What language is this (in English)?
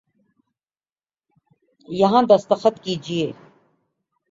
Urdu